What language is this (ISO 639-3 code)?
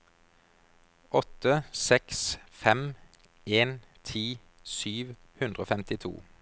nor